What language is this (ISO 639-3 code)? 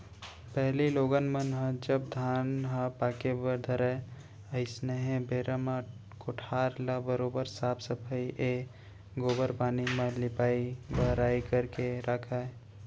hne